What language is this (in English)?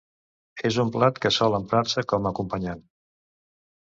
Catalan